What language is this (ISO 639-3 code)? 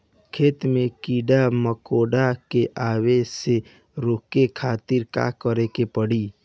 bho